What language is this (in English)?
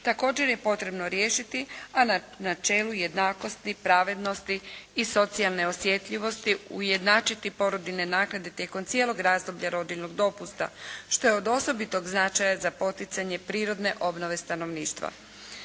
Croatian